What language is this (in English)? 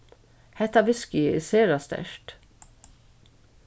Faroese